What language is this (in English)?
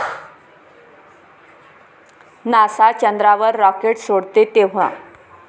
Marathi